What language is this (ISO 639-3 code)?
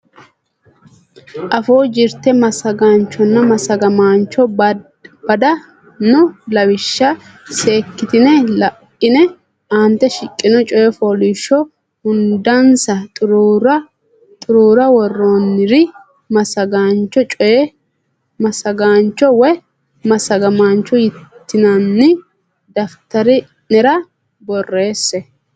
sid